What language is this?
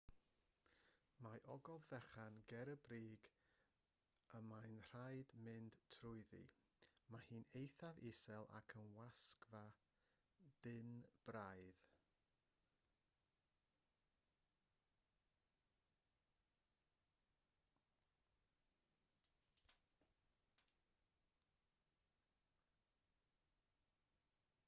Welsh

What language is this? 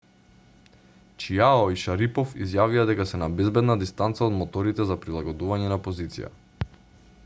Macedonian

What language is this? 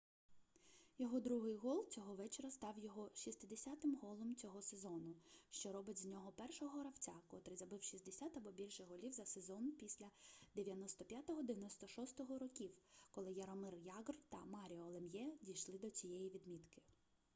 Ukrainian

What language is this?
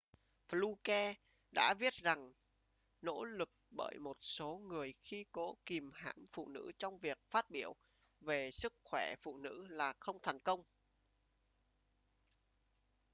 Vietnamese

